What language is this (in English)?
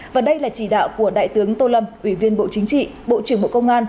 Vietnamese